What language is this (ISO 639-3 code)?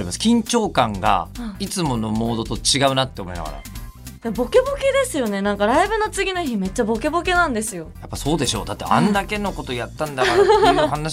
jpn